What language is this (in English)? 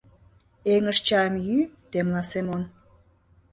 Mari